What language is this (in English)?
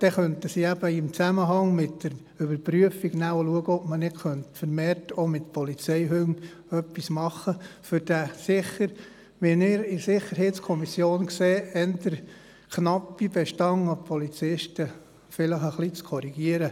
Swiss German